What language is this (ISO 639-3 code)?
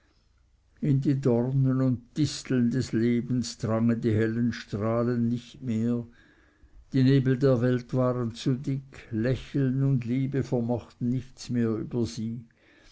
deu